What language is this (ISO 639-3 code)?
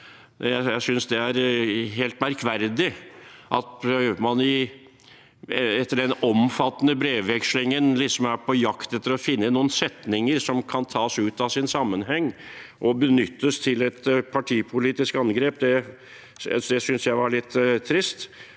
nor